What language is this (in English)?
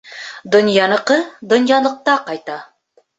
Bashkir